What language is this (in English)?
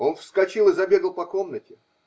Russian